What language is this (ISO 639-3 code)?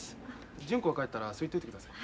jpn